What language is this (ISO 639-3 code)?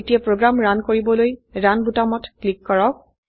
asm